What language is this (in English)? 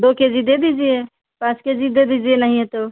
Hindi